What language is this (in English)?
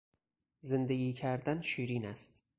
Persian